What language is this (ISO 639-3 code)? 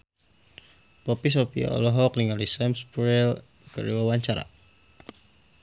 sun